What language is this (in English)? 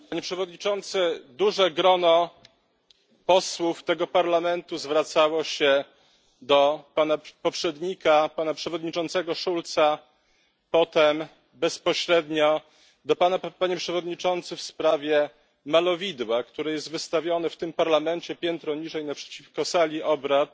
Polish